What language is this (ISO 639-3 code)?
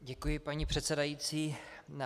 ces